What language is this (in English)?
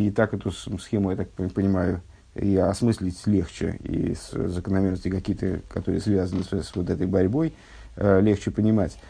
Russian